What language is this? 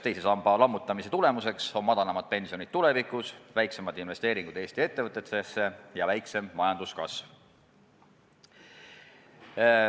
Estonian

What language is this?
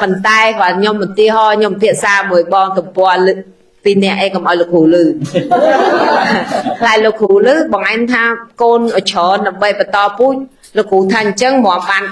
Vietnamese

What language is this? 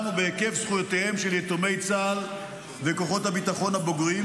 Hebrew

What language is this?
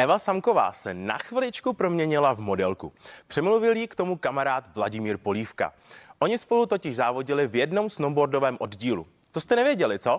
Czech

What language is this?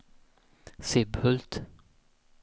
Swedish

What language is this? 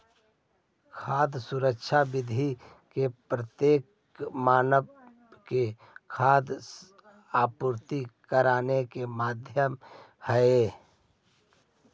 Magahi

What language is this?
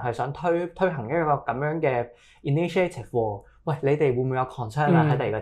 Chinese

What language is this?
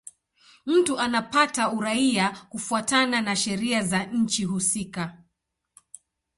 Swahili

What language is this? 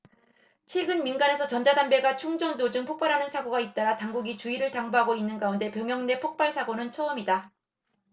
Korean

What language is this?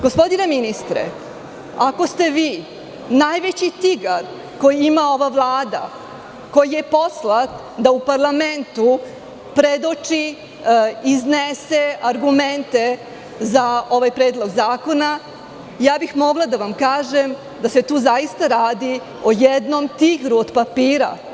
Serbian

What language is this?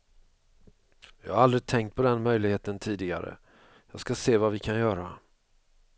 Swedish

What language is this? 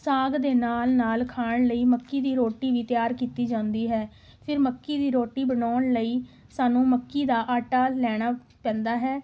Punjabi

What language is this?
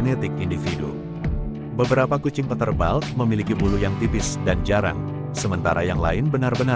Indonesian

